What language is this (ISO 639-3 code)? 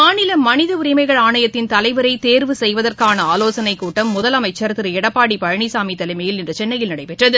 tam